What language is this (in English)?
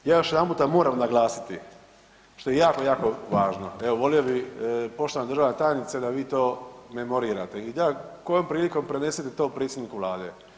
Croatian